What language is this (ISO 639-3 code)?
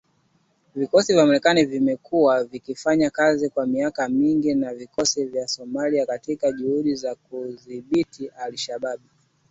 swa